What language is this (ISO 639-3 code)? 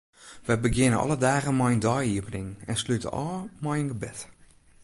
fry